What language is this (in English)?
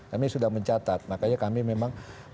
Indonesian